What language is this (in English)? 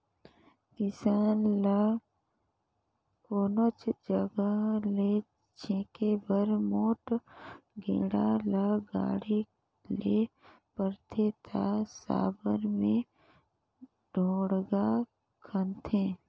Chhattisgarhi